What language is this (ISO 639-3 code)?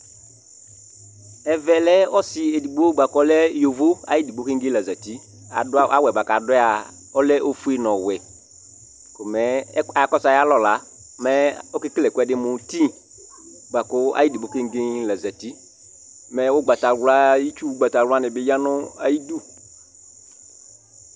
kpo